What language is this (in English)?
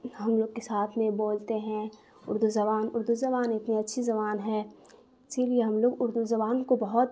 Urdu